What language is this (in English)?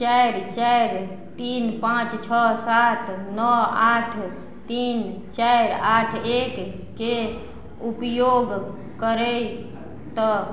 Maithili